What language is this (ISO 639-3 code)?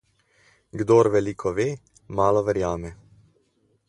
slv